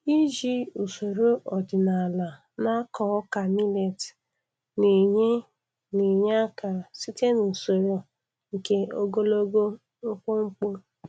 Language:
Igbo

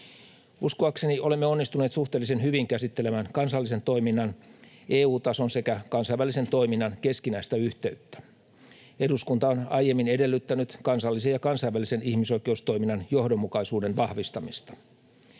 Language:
Finnish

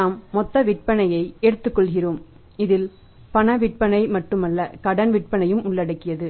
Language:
Tamil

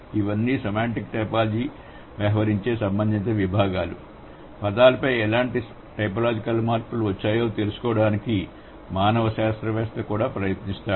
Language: Telugu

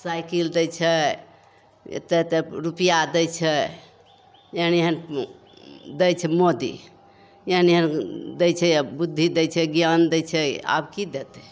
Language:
Maithili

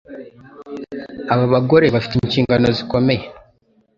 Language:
Kinyarwanda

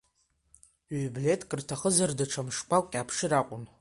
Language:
Abkhazian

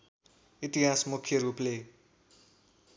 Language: Nepali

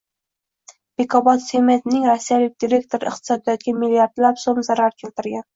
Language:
Uzbek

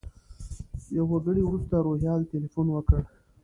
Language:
Pashto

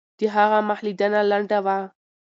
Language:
Pashto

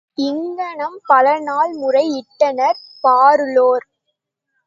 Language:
Tamil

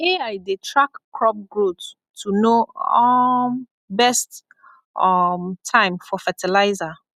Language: Nigerian Pidgin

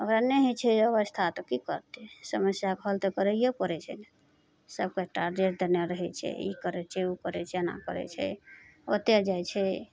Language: Maithili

